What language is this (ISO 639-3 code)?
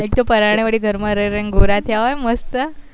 guj